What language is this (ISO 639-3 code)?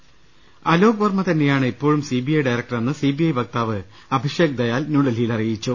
mal